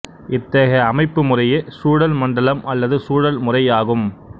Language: Tamil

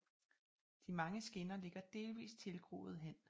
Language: Danish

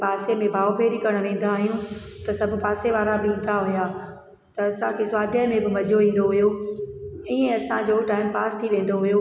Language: Sindhi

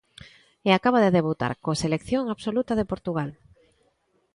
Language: Galician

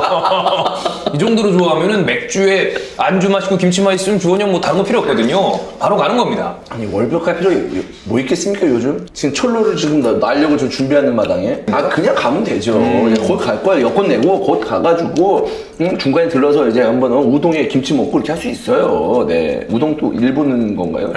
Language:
Korean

